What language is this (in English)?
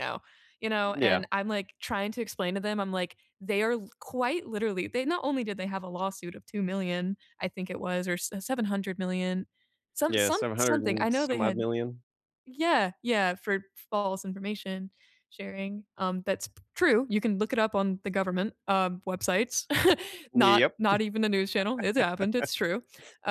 English